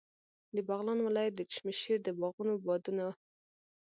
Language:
Pashto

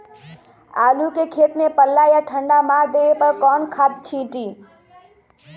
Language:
Magahi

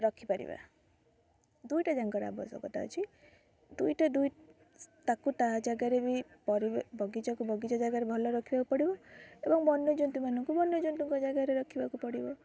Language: Odia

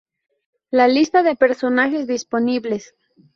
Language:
Spanish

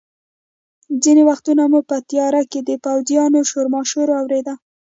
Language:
Pashto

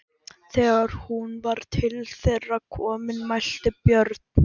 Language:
Icelandic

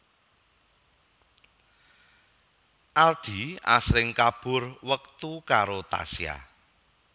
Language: Javanese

